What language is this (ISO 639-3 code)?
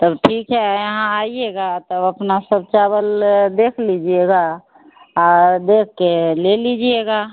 hin